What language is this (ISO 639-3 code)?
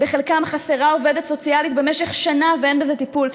heb